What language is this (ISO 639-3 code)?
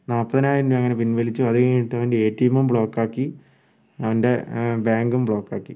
mal